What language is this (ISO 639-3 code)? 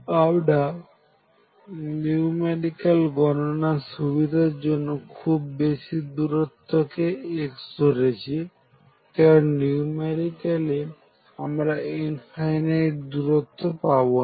ben